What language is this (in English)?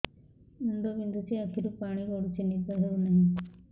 Odia